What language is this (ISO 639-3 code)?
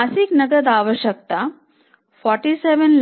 hin